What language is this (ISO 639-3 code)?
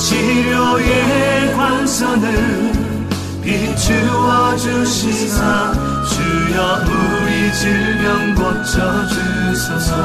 kor